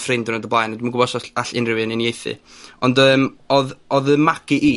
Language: Welsh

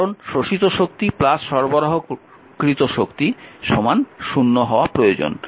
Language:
Bangla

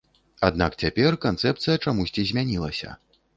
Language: Belarusian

